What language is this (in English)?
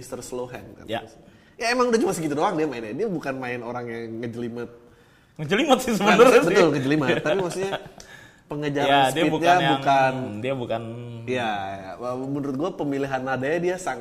Indonesian